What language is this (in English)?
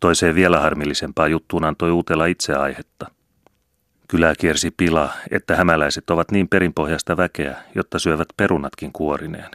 Finnish